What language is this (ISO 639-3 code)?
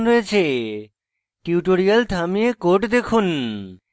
ben